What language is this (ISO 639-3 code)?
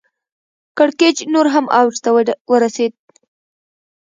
pus